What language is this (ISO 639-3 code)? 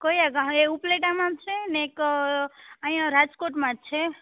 guj